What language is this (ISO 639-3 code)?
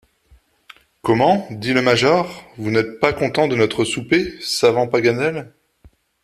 fra